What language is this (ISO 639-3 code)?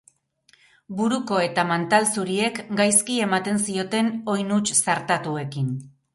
eus